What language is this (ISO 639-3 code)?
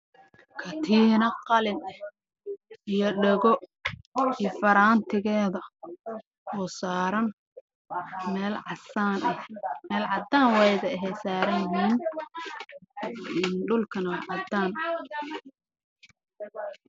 som